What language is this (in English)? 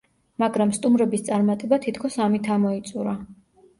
Georgian